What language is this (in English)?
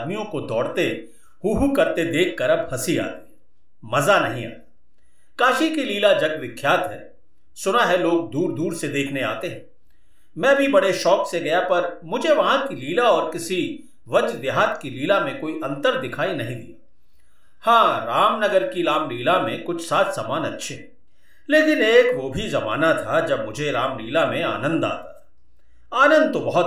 Hindi